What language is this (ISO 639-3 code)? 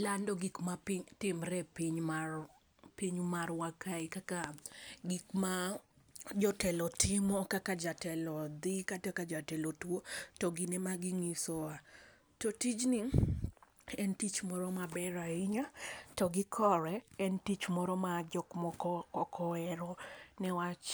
luo